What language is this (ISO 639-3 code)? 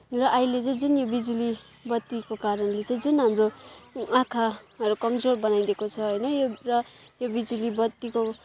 nep